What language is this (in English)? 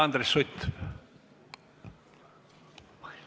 Estonian